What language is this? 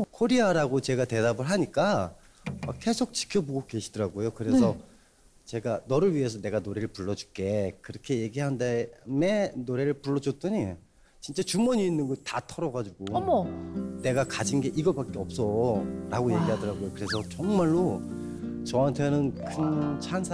Korean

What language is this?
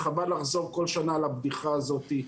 Hebrew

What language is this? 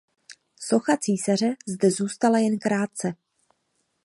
Czech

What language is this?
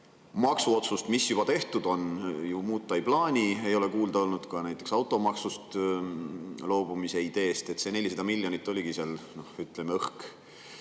Estonian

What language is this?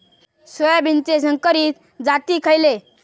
Marathi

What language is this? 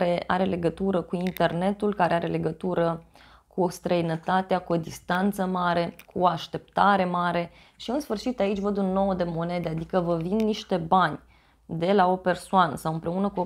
Romanian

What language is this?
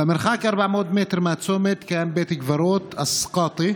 Hebrew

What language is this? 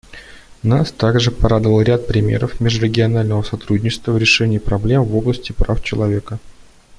Russian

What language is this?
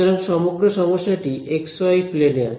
Bangla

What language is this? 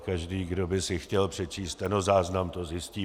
Czech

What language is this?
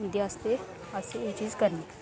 Dogri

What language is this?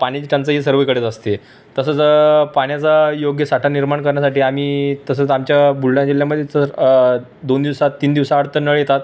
Marathi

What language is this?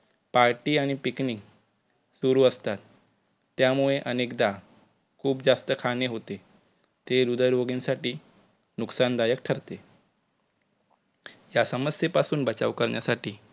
Marathi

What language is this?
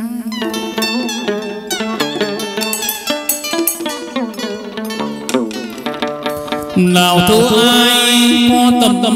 Vietnamese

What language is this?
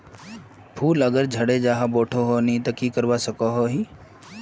Magahi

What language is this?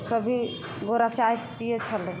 Maithili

